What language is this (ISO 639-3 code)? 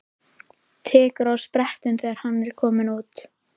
isl